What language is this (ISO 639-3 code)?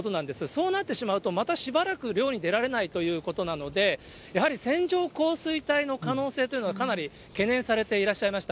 jpn